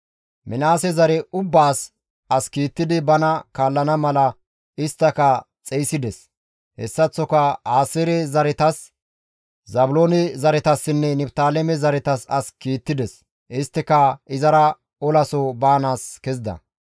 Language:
Gamo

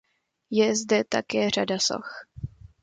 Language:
Czech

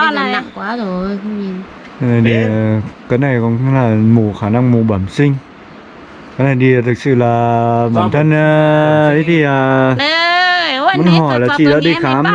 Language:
Vietnamese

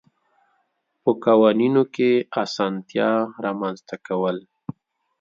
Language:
Pashto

